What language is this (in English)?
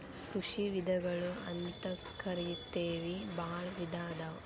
Kannada